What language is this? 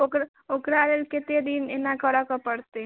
Maithili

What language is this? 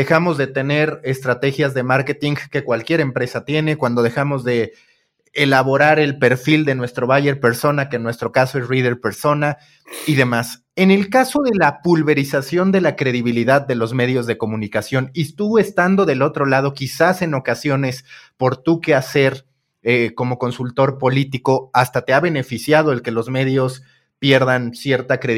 Spanish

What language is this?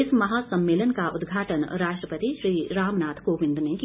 Hindi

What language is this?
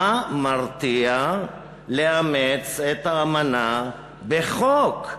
Hebrew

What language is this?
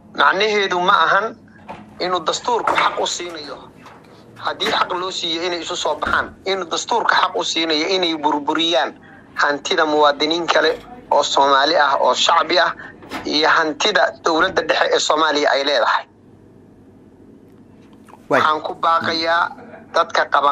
Arabic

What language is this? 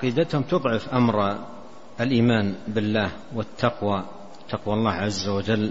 Arabic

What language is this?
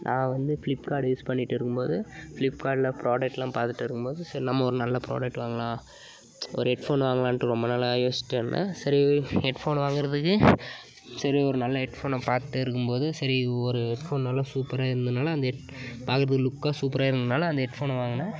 Tamil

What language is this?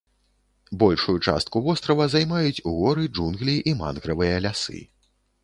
Belarusian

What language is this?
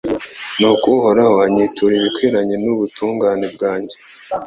Kinyarwanda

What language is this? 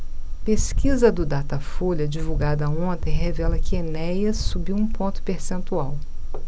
Portuguese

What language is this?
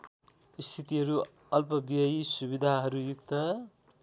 Nepali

